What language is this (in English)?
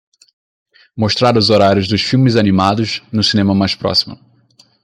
Portuguese